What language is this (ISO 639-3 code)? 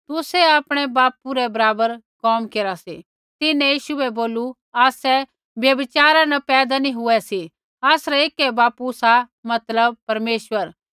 kfx